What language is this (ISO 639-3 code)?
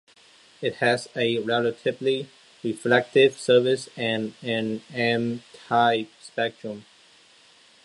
eng